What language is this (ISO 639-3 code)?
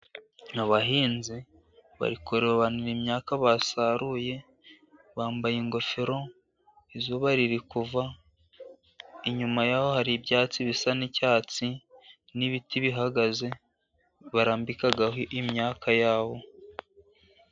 kin